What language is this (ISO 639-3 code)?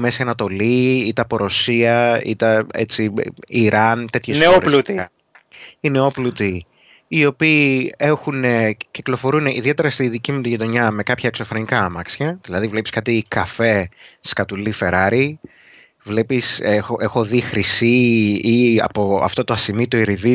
ell